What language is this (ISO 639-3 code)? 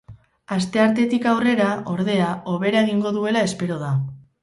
eus